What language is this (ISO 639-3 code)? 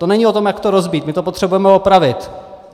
ces